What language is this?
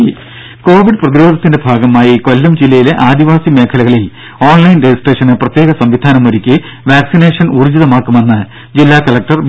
Malayalam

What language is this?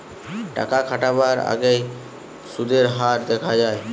Bangla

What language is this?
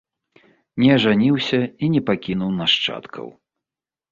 Belarusian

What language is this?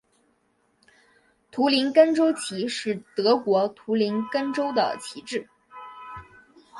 Chinese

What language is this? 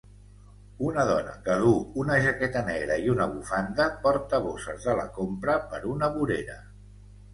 Catalan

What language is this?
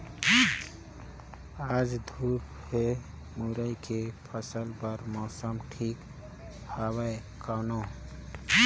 Chhattisgarhi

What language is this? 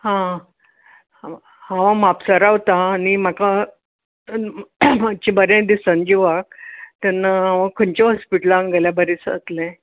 Konkani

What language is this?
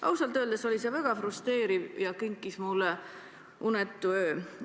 Estonian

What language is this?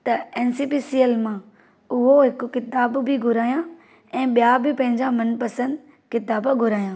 Sindhi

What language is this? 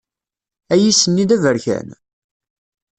Kabyle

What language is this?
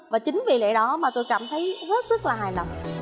Vietnamese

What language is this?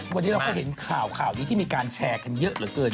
Thai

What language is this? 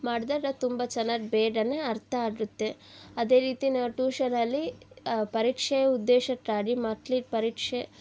Kannada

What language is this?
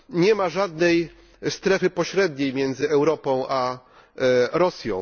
Polish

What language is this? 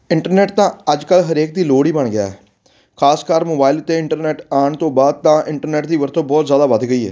Punjabi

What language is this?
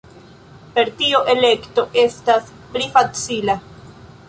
Esperanto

